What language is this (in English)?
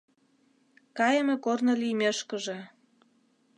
Mari